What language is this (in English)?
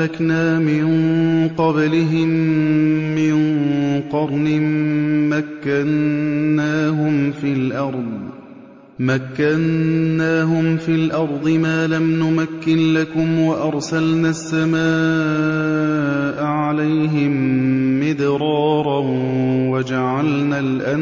Arabic